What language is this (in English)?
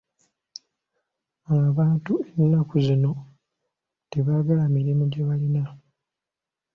Ganda